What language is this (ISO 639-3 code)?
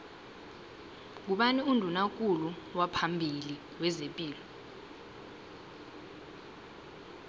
nbl